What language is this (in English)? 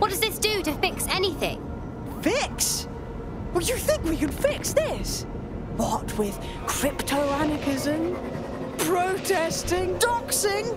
English